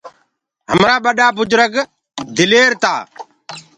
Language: Gurgula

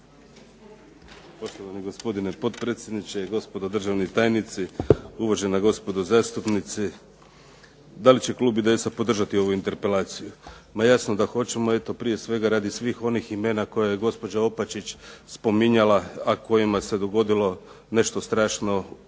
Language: Croatian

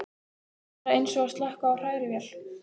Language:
Icelandic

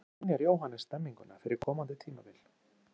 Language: Icelandic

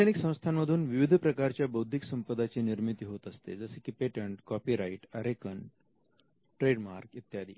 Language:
Marathi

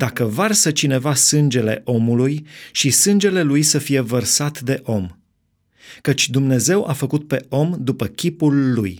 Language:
Romanian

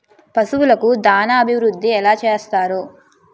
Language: Telugu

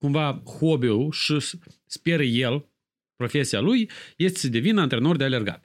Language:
Romanian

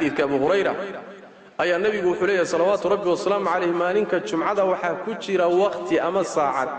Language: Arabic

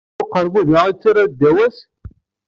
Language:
Kabyle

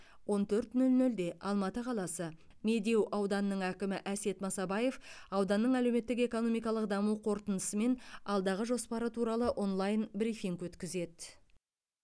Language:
Kazakh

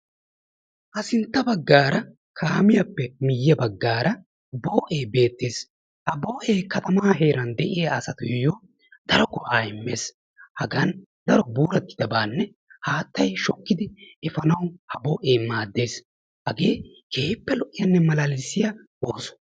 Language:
Wolaytta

